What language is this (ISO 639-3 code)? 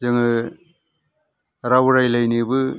brx